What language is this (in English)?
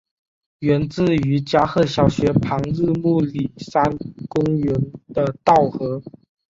Chinese